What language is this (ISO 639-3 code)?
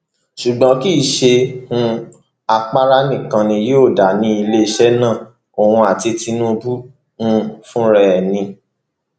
yor